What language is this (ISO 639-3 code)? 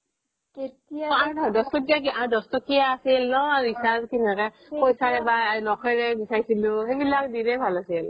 asm